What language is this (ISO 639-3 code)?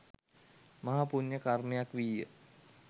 sin